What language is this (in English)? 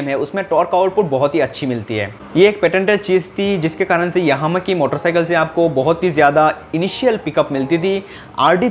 Hindi